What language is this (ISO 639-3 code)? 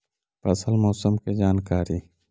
mag